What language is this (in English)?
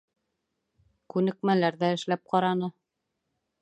Bashkir